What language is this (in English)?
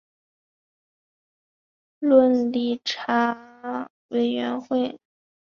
Chinese